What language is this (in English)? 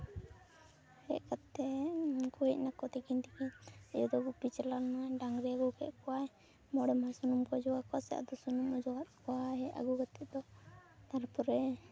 Santali